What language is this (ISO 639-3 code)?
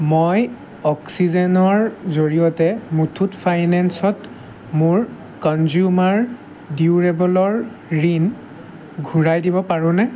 asm